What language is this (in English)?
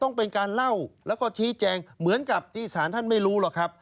Thai